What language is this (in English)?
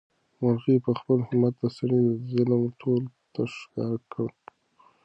Pashto